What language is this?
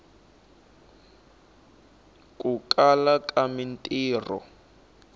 Tsonga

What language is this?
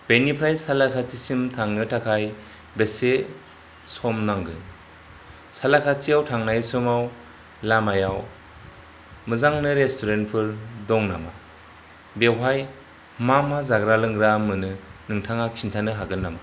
Bodo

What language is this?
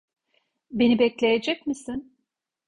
Turkish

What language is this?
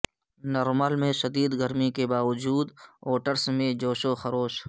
Urdu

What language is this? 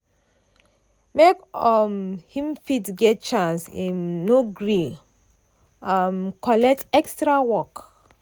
Nigerian Pidgin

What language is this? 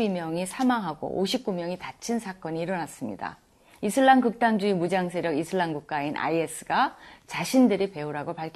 Korean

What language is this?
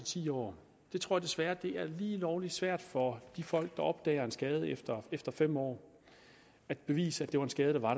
Danish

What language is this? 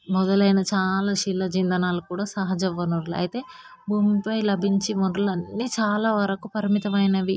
Telugu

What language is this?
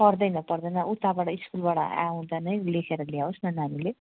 Nepali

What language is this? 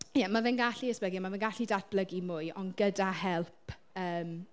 Welsh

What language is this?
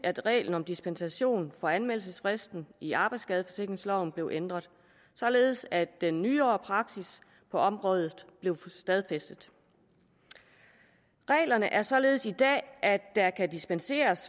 Danish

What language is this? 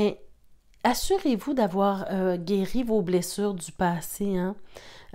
French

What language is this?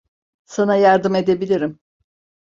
Turkish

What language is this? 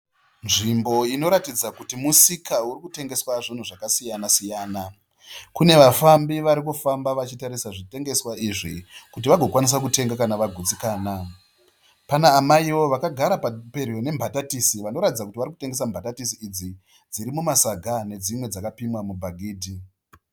Shona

